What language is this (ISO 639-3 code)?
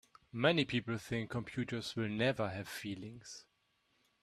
eng